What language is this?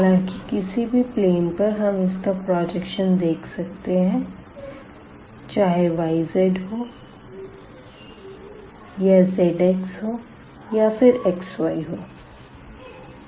Hindi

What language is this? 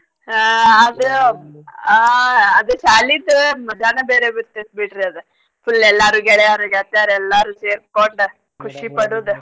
Kannada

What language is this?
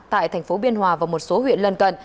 Vietnamese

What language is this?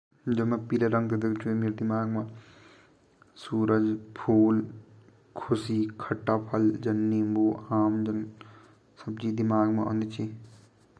Garhwali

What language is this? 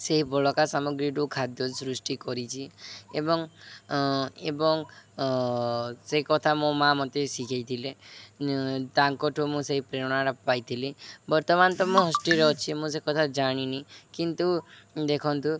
Odia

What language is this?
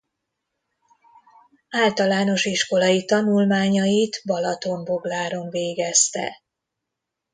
Hungarian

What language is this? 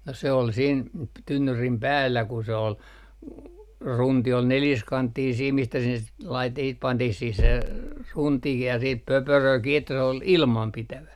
Finnish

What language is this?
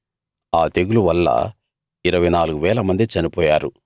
Telugu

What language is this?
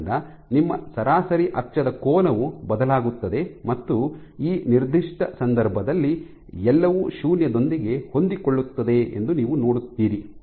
Kannada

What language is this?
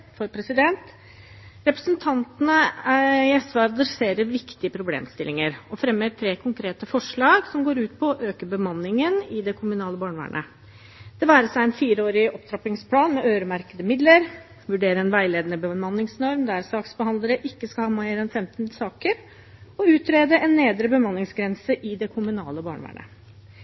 Norwegian Bokmål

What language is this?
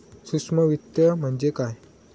Marathi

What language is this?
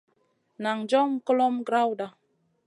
Masana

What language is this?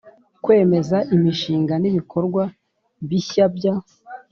Kinyarwanda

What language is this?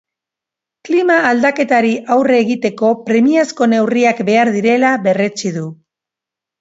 Basque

